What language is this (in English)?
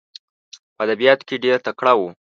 Pashto